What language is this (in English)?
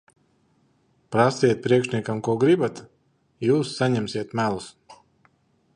Latvian